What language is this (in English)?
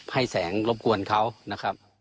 Thai